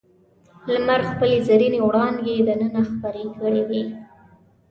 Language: Pashto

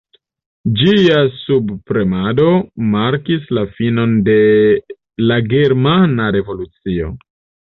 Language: Esperanto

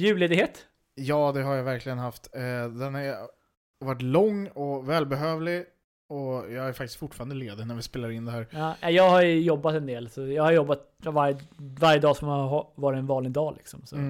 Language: Swedish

